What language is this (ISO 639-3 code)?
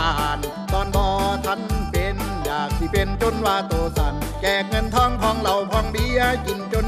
tha